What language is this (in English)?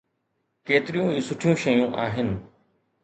Sindhi